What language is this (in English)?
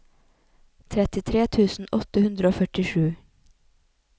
Norwegian